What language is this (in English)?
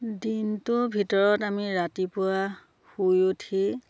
Assamese